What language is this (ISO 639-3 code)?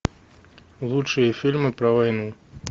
rus